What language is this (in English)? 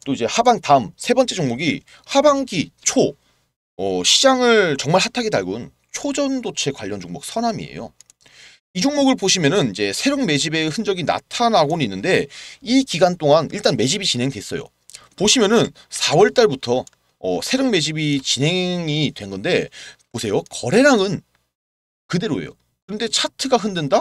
Korean